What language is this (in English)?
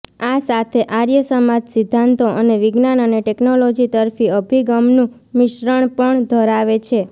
Gujarati